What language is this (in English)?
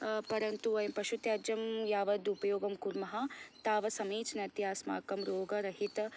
Sanskrit